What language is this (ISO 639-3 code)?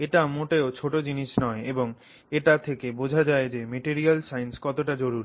ben